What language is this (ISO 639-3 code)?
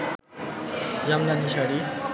ben